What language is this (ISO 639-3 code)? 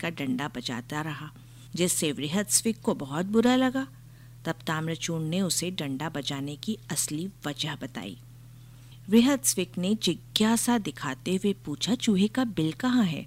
hin